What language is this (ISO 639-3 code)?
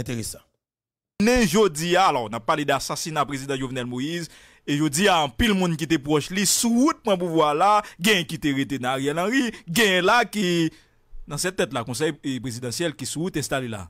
fra